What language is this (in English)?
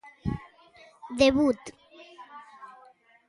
Galician